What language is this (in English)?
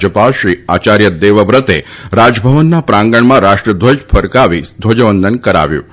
Gujarati